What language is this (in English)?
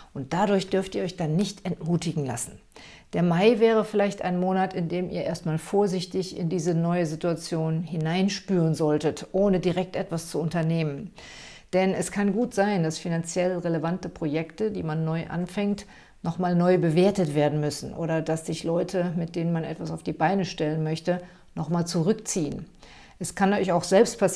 German